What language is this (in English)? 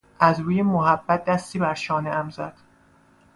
Persian